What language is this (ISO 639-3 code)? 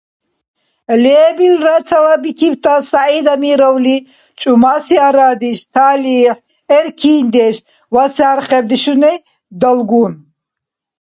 dar